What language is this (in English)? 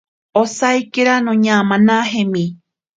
Ashéninka Perené